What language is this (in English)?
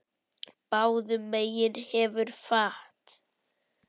Icelandic